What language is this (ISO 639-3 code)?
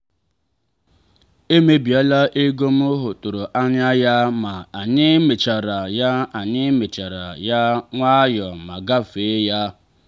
ibo